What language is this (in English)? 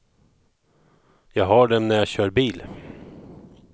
Swedish